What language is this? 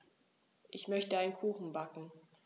German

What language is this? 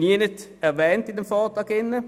Swiss German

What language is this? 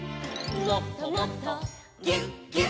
Japanese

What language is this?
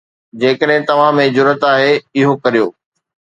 Sindhi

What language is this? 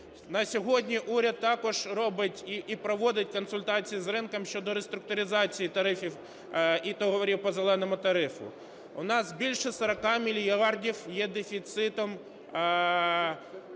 Ukrainian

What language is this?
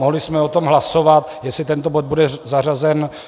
Czech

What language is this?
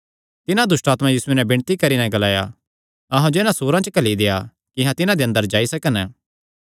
Kangri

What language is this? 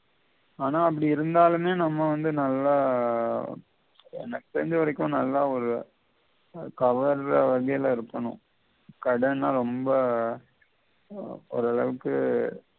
Tamil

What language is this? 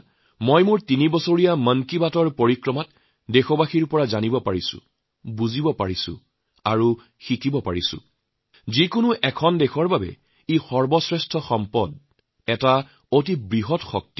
Assamese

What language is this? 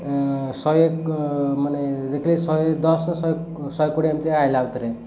Odia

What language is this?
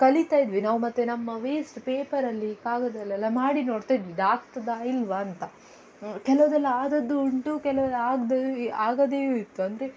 Kannada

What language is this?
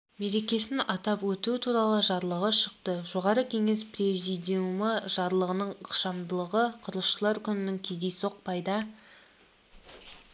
Kazakh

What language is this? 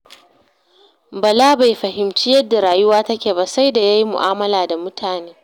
Hausa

